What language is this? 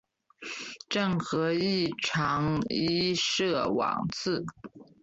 Chinese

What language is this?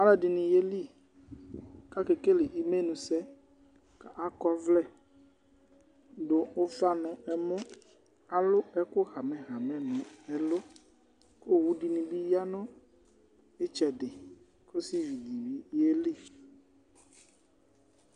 Ikposo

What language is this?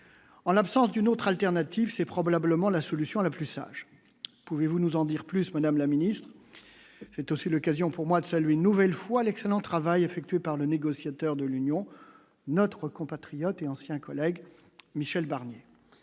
French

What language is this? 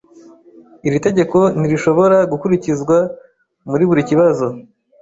Kinyarwanda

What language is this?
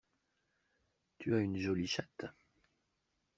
French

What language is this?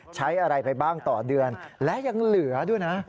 Thai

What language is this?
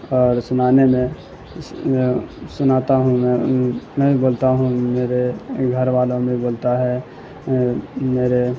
Urdu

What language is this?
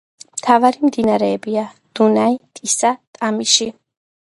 Georgian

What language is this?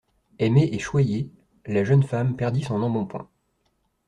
French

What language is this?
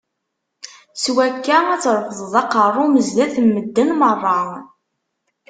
Kabyle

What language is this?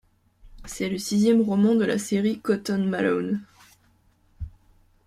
French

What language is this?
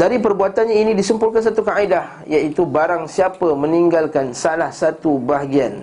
Malay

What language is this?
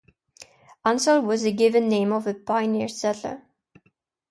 English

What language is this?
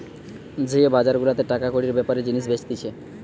Bangla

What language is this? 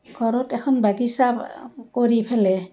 Assamese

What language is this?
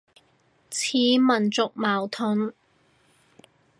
Cantonese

